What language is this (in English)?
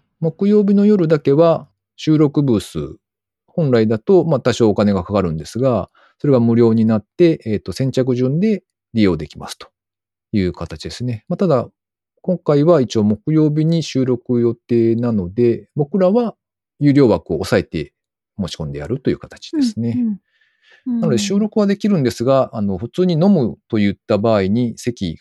Japanese